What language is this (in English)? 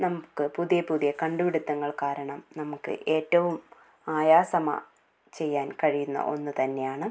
Malayalam